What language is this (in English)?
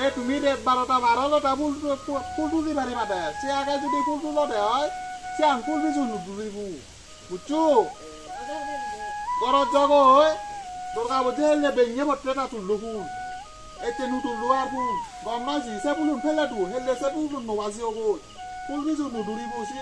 Indonesian